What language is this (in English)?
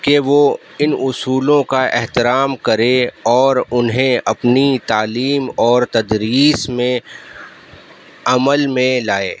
Urdu